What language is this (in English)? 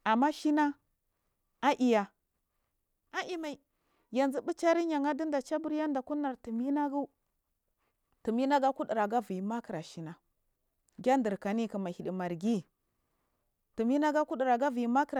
Marghi South